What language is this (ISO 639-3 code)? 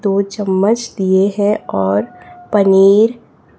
hin